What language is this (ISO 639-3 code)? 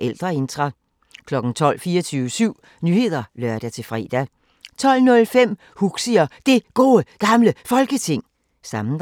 dan